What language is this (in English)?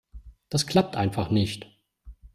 German